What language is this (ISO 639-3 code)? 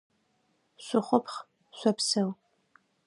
ady